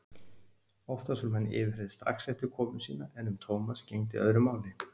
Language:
Icelandic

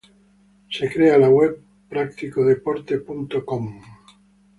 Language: Spanish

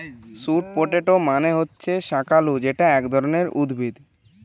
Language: Bangla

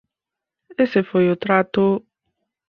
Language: Galician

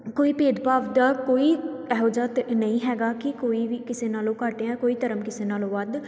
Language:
Punjabi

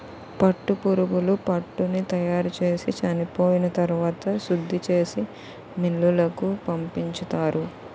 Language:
Telugu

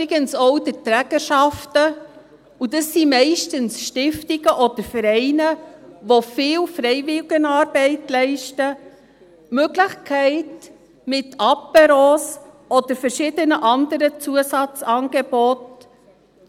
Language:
Swiss German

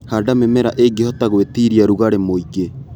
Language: Kikuyu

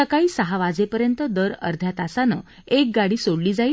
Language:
Marathi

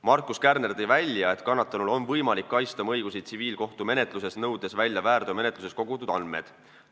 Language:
Estonian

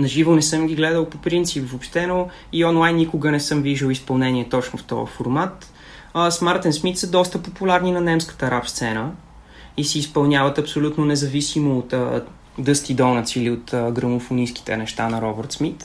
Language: Bulgarian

